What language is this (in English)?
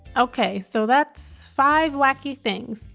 English